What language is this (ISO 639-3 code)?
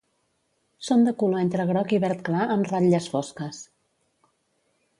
cat